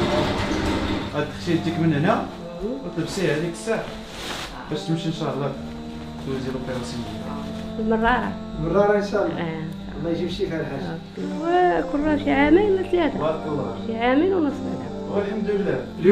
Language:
Arabic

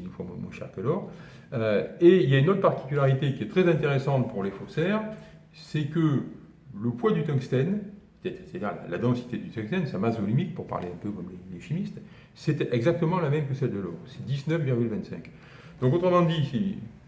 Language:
French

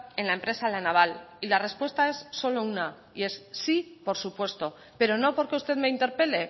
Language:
Spanish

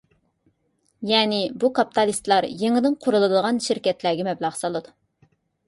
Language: Uyghur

